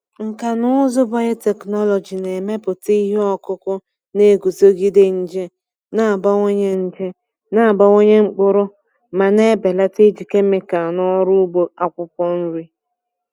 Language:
Igbo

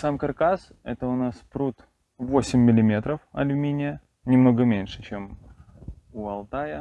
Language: Russian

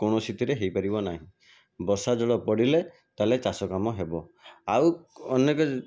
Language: Odia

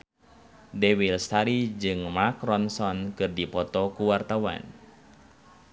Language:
Sundanese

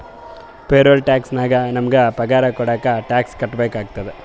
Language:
Kannada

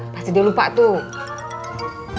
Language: Indonesian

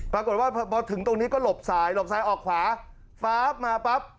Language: Thai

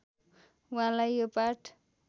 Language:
Nepali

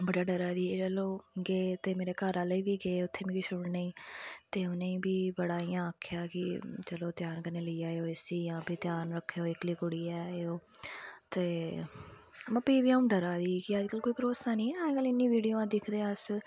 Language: Dogri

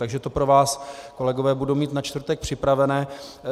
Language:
Czech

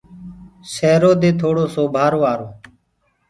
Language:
Gurgula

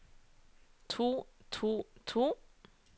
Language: Norwegian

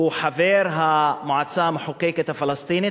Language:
Hebrew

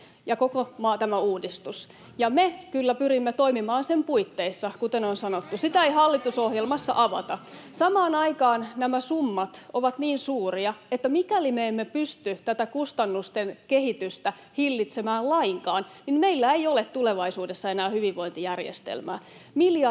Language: Finnish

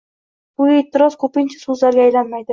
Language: Uzbek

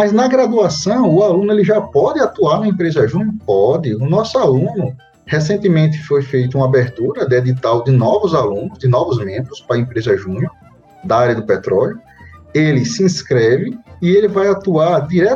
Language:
Portuguese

